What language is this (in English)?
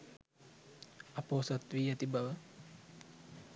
Sinhala